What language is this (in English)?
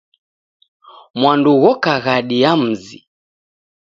Taita